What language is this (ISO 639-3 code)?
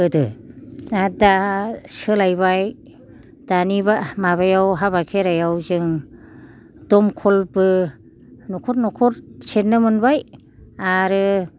brx